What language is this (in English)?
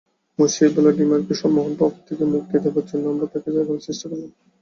Bangla